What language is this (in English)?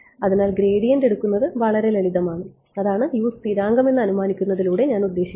Malayalam